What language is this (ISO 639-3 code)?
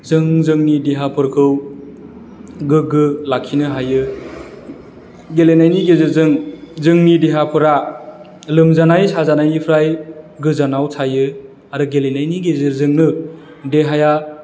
brx